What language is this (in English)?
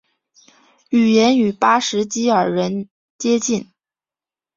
Chinese